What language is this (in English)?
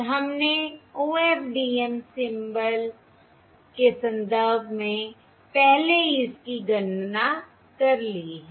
Hindi